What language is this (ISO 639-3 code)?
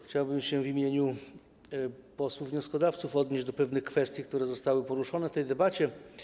pol